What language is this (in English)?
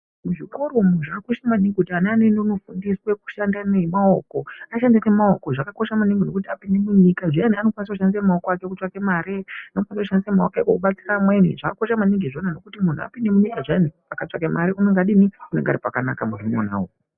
Ndau